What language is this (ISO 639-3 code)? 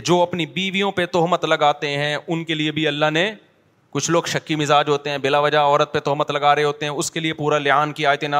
urd